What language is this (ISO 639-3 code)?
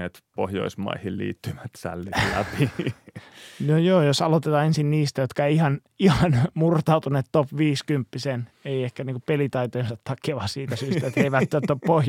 fin